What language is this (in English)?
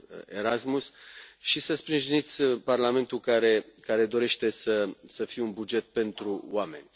Romanian